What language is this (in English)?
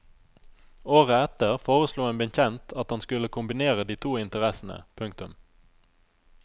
Norwegian